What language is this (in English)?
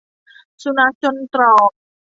Thai